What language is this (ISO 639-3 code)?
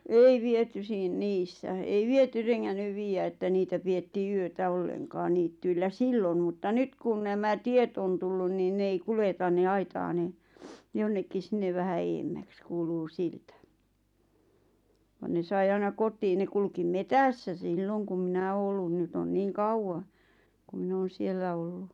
fin